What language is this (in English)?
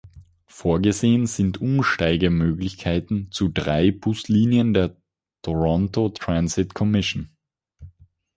German